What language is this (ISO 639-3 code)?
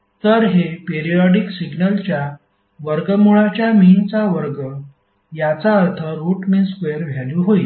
mar